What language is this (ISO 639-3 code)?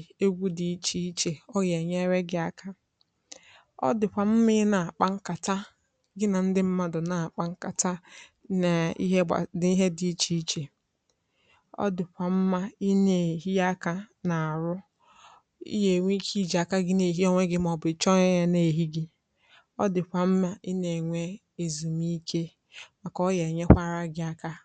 ibo